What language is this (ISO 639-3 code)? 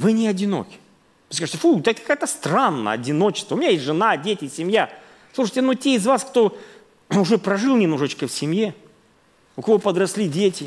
rus